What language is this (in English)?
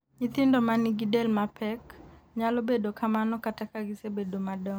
Luo (Kenya and Tanzania)